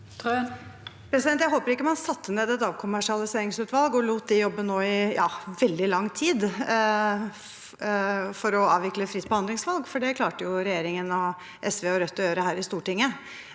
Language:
Norwegian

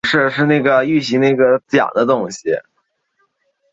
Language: Chinese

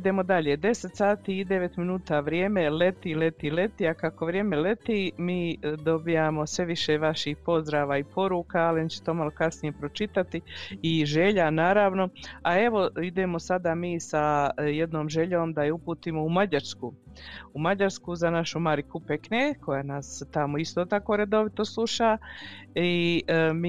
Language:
Croatian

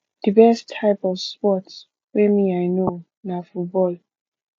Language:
Nigerian Pidgin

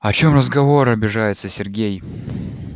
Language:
Russian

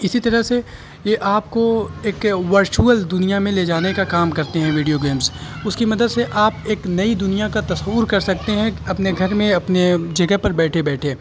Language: Urdu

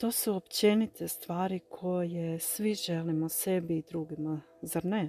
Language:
Croatian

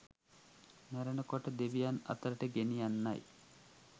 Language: Sinhala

